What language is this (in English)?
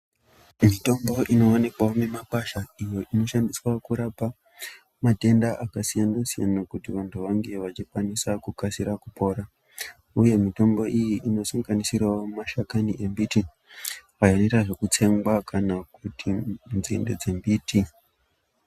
Ndau